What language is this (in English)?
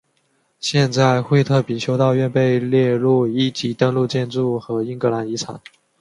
Chinese